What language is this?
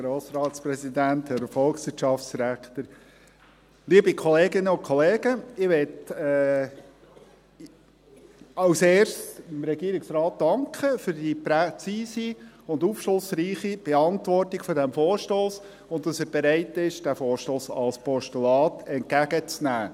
Swiss German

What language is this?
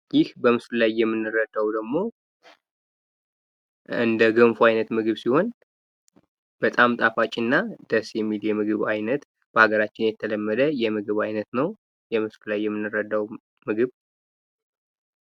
Amharic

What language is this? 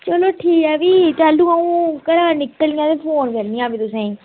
Dogri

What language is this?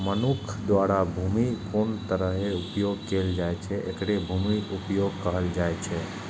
Maithili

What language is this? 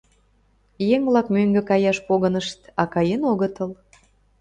Mari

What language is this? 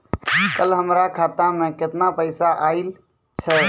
Maithili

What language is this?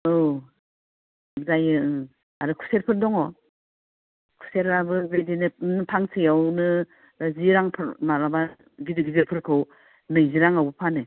Bodo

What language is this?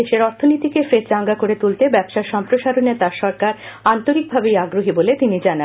Bangla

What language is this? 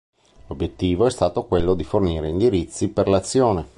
Italian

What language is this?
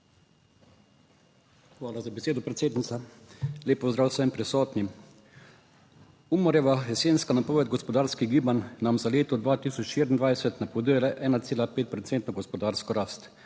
Slovenian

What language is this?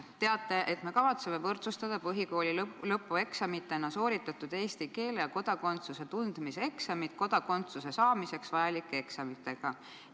Estonian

